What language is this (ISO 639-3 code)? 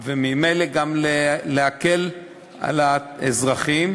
heb